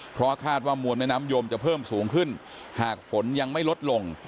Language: Thai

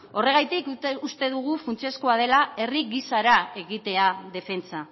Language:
Basque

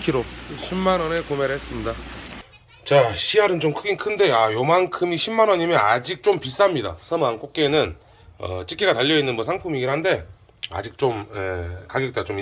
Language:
Korean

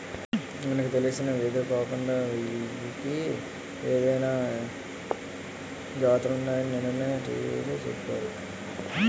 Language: Telugu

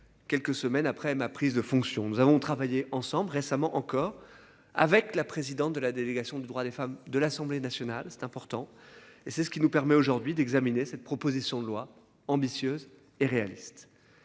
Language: French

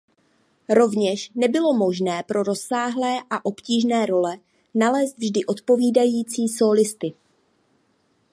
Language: Czech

